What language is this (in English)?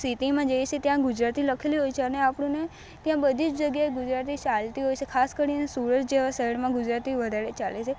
Gujarati